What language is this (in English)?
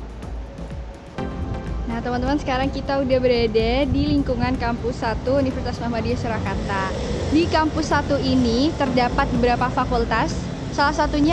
Indonesian